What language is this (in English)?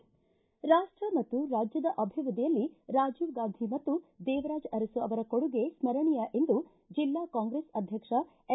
Kannada